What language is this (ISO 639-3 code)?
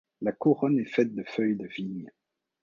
fra